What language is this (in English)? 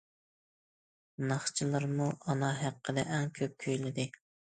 Uyghur